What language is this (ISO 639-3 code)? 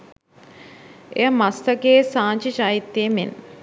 sin